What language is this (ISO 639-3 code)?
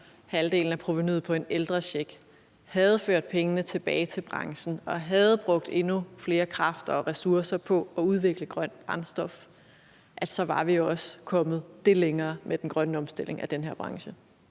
dan